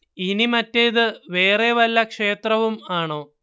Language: Malayalam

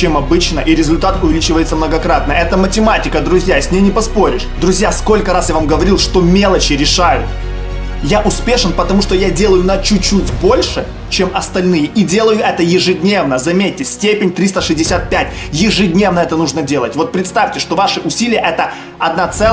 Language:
Russian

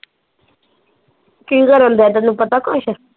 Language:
Punjabi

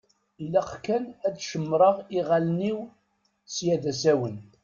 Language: Kabyle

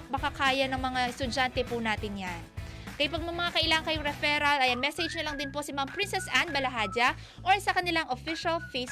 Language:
Filipino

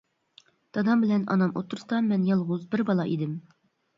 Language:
Uyghur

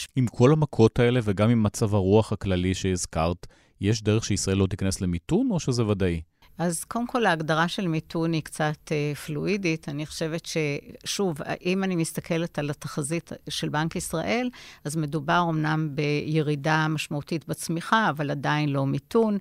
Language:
Hebrew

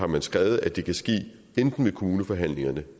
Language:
Danish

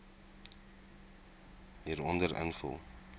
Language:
Afrikaans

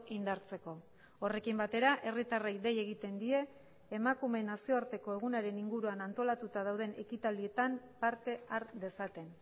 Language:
Basque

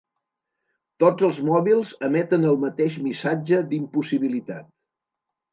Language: Catalan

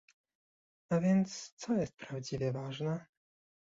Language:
Polish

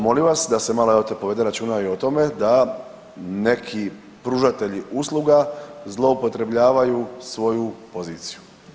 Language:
Croatian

